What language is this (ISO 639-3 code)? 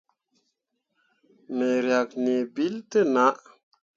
mua